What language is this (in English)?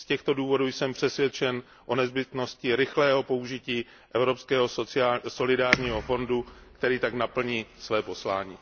Czech